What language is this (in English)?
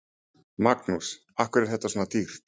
Icelandic